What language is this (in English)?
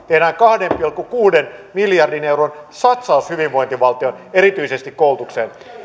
Finnish